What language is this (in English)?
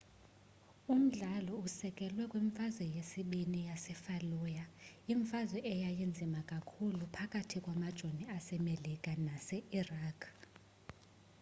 Xhosa